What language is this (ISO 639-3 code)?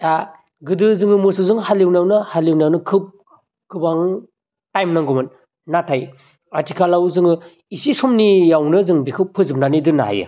brx